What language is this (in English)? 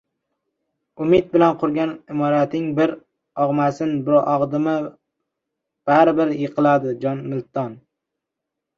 Uzbek